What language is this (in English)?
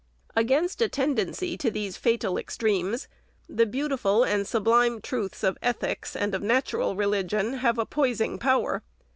English